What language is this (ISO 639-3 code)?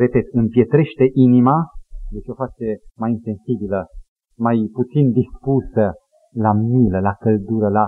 ron